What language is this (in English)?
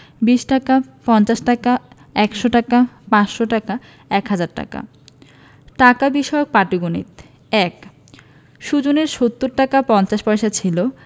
Bangla